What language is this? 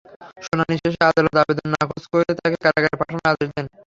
Bangla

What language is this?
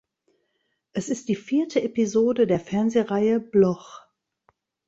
German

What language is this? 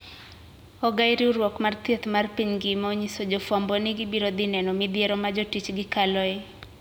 Luo (Kenya and Tanzania)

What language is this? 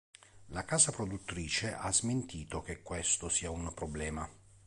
Italian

